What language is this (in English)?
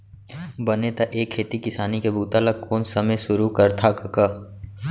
Chhattisgarhi